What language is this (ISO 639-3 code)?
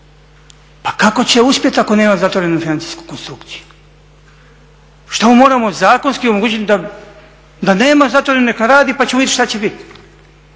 hrv